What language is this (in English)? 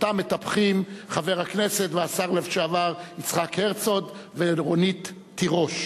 Hebrew